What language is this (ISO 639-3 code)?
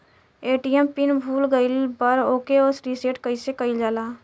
bho